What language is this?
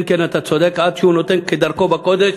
Hebrew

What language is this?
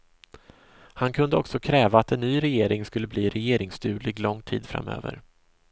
Swedish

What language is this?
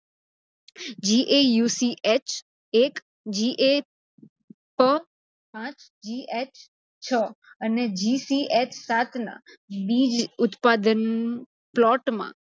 Gujarati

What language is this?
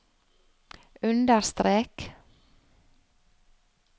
Norwegian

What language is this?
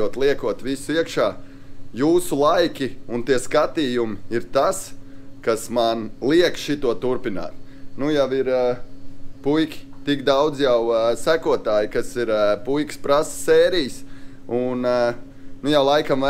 Latvian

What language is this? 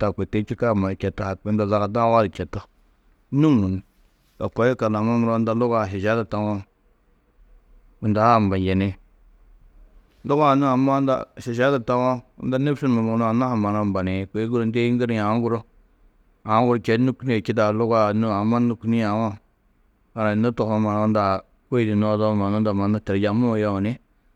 Tedaga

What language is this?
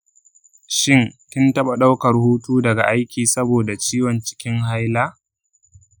Hausa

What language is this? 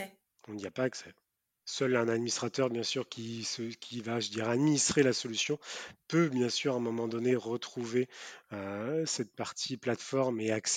French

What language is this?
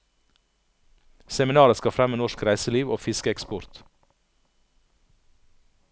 Norwegian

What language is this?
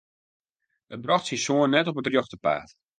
Western Frisian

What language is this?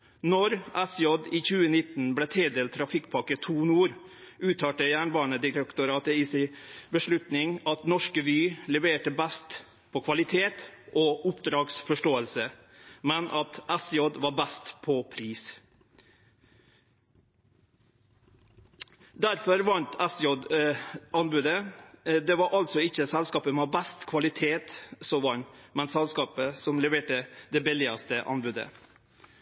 Norwegian Nynorsk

